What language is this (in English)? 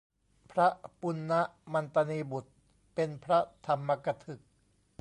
Thai